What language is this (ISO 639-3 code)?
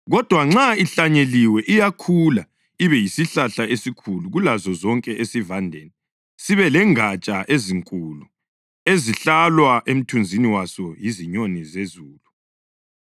nde